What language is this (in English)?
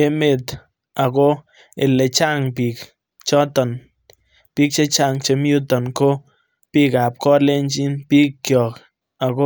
Kalenjin